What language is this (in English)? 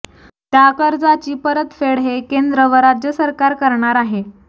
Marathi